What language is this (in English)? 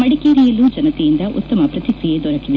Kannada